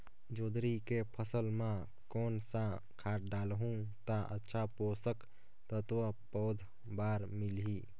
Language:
Chhattisgarhi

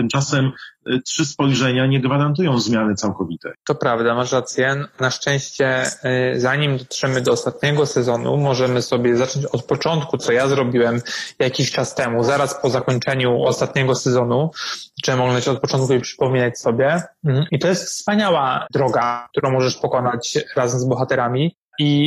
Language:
Polish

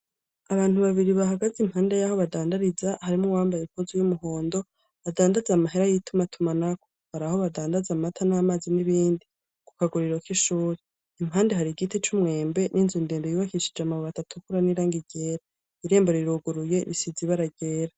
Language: Rundi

